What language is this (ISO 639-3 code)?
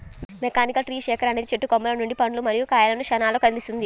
tel